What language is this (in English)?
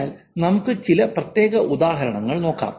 Malayalam